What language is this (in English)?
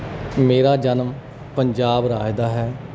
Punjabi